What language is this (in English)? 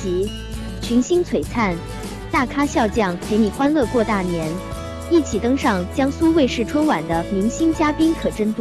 Chinese